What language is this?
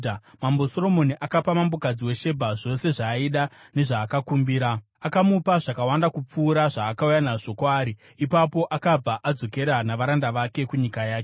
Shona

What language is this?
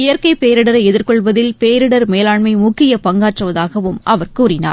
Tamil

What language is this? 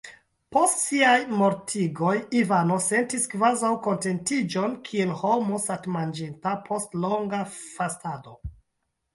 Esperanto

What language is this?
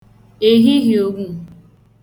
Igbo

